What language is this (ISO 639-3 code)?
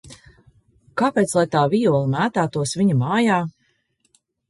lav